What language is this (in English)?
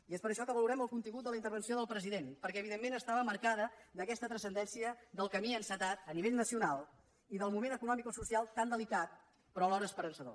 Catalan